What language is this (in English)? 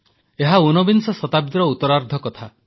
Odia